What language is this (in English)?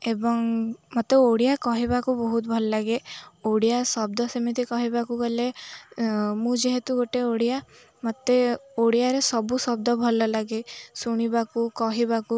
Odia